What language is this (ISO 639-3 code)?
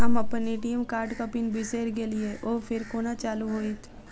mai